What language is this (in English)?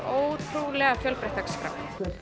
Icelandic